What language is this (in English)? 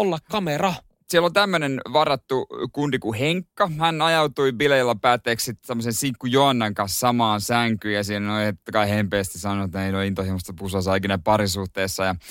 Finnish